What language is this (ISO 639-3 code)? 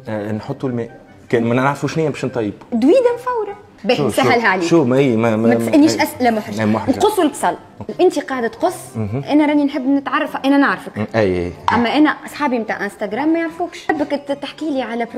ara